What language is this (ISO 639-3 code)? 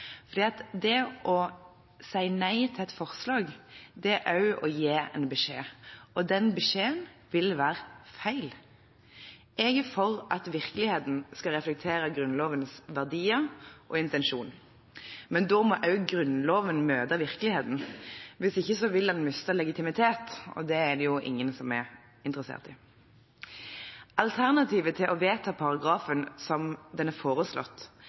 nob